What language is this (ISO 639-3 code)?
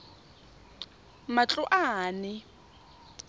tsn